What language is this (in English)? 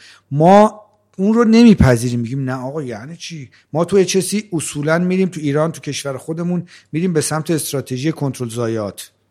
Persian